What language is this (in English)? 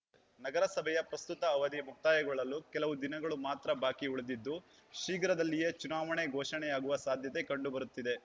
Kannada